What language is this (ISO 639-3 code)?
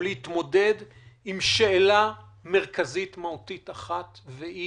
heb